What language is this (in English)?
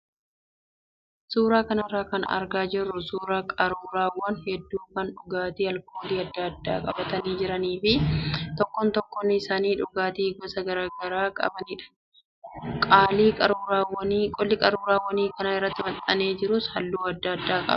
Oromo